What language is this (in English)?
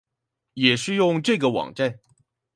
Chinese